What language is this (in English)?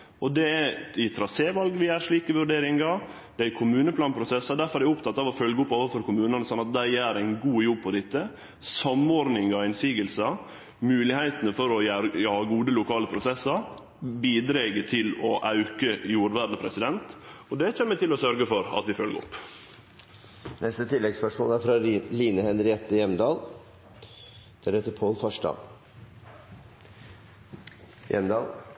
Norwegian Nynorsk